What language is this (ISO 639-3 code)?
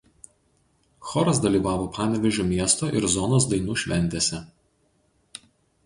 lit